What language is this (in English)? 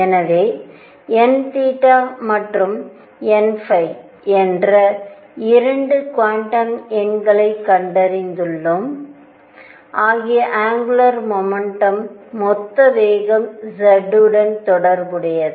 Tamil